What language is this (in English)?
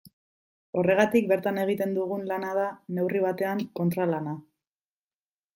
Basque